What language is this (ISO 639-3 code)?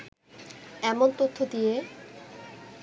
ben